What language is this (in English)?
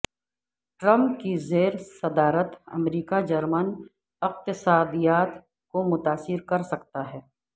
Urdu